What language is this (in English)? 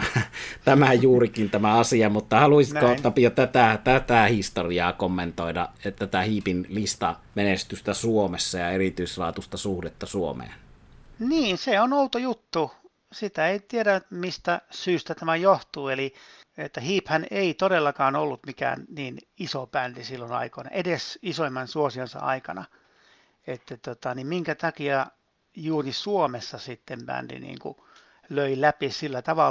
Finnish